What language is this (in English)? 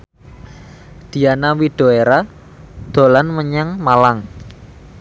Javanese